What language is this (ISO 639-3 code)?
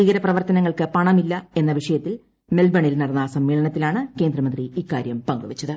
mal